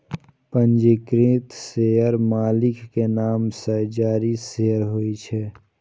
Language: Maithili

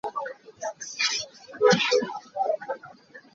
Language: Hakha Chin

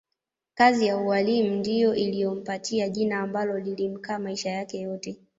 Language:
Swahili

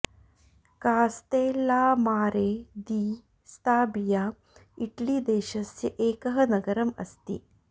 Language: Sanskrit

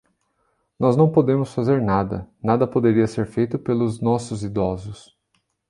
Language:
Portuguese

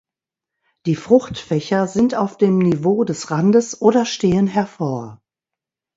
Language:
German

